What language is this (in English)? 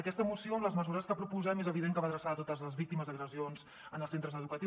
Catalan